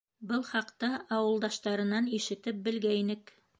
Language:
Bashkir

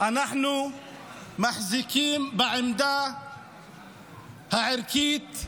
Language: Hebrew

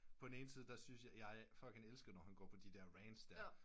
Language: Danish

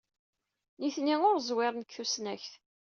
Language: Kabyle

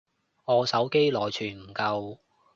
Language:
Cantonese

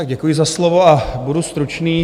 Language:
Czech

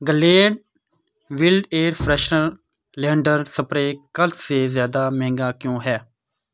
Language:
Urdu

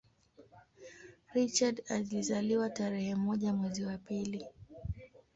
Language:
Swahili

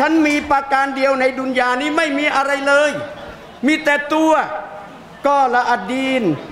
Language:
Thai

